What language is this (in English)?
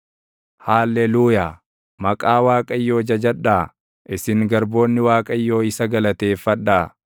Oromo